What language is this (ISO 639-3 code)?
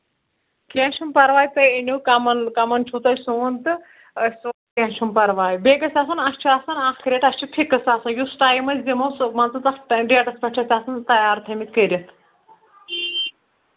kas